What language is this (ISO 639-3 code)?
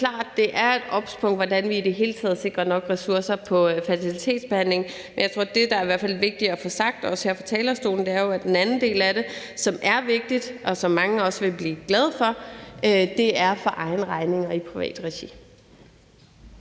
dan